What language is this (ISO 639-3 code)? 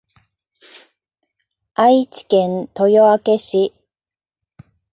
jpn